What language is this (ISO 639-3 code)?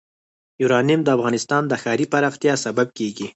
pus